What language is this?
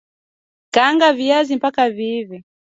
Swahili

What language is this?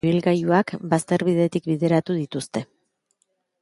Basque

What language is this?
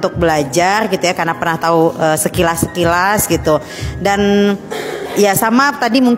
Indonesian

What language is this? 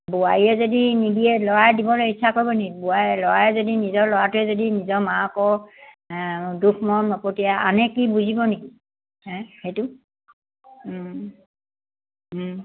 Assamese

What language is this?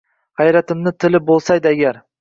Uzbek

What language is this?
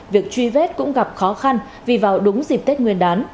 Vietnamese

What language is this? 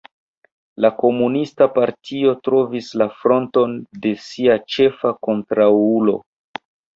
Esperanto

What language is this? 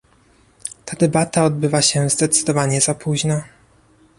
Polish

